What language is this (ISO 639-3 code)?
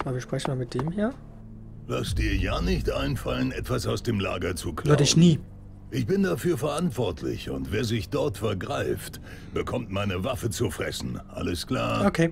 deu